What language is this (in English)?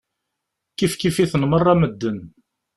Kabyle